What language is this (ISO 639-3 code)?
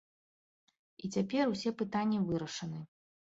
bel